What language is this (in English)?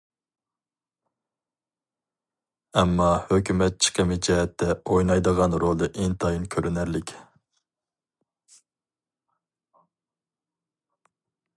Uyghur